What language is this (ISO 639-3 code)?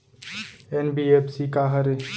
hne